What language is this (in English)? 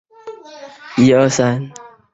Chinese